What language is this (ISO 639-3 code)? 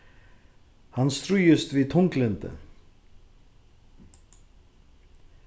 fao